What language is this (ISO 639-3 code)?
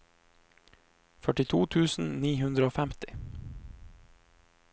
nor